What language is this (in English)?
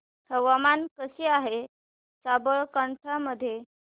Marathi